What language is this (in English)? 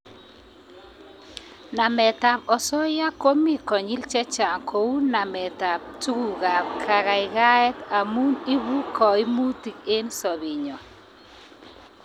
Kalenjin